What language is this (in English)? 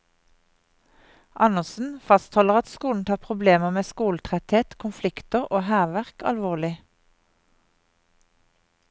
Norwegian